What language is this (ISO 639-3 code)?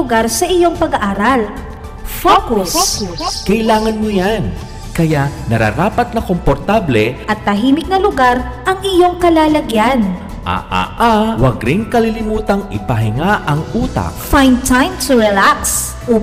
fil